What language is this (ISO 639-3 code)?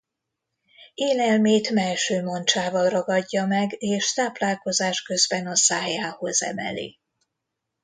hun